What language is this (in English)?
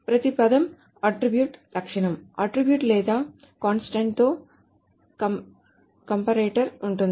Telugu